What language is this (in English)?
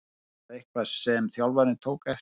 Icelandic